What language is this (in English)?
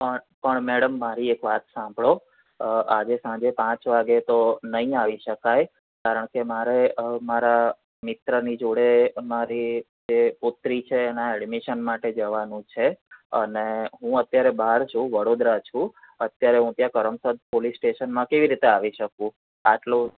Gujarati